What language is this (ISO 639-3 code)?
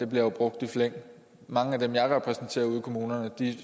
dan